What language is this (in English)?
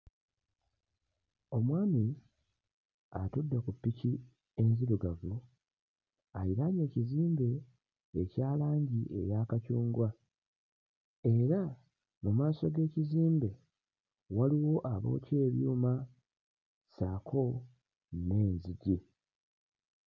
Ganda